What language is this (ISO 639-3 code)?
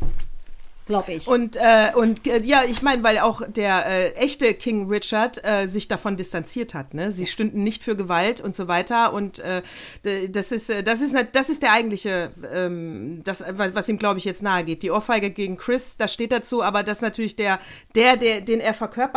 deu